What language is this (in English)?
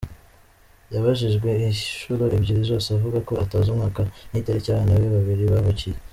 Kinyarwanda